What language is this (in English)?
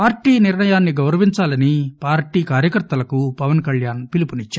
Telugu